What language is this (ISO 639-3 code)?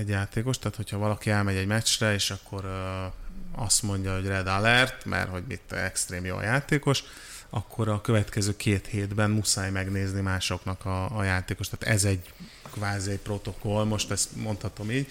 hun